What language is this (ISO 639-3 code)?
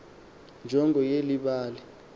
xho